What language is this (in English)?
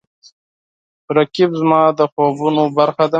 Pashto